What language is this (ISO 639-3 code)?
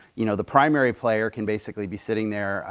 eng